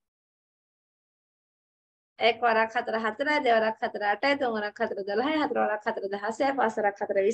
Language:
Thai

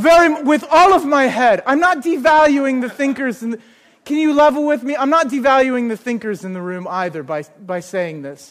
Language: English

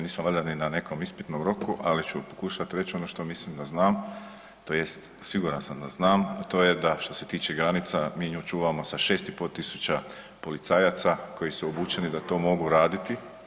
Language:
Croatian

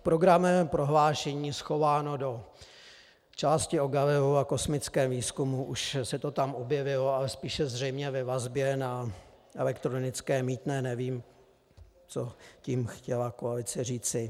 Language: Czech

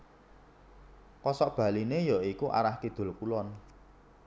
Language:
Javanese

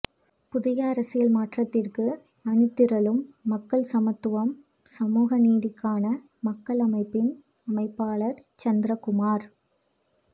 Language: Tamil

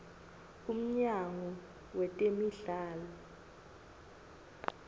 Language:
Swati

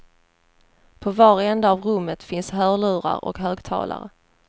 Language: Swedish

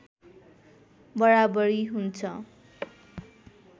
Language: Nepali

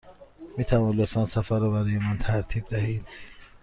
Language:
Persian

